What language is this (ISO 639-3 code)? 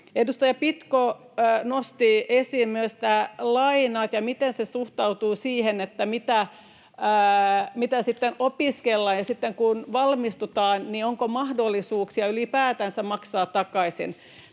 fin